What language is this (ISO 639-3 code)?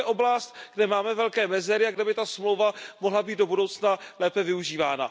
ces